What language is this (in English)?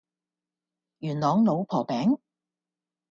Cantonese